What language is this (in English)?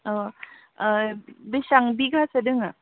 Bodo